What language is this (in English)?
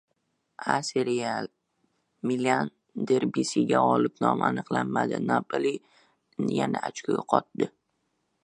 Uzbek